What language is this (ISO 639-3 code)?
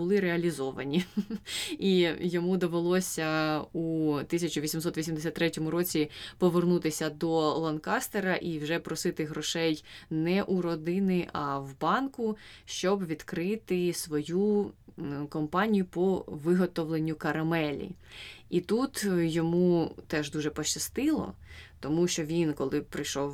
ukr